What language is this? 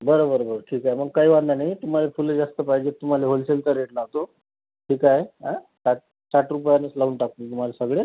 Marathi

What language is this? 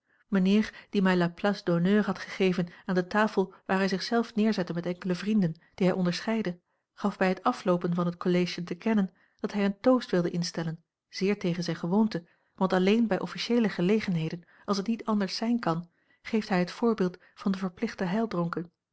Dutch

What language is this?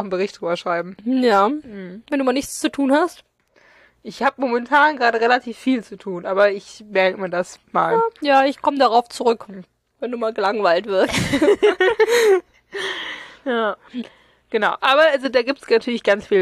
German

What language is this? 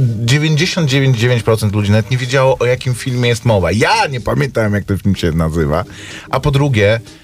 Polish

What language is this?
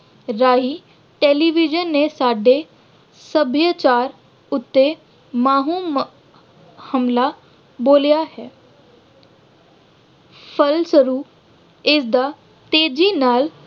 Punjabi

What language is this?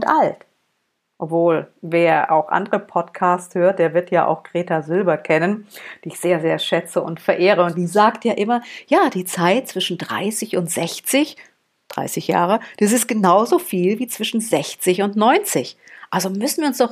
German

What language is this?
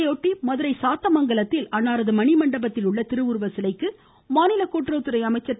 Tamil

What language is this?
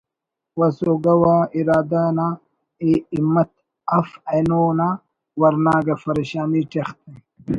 Brahui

